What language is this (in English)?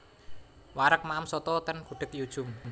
Javanese